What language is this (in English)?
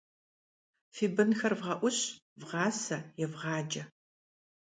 Kabardian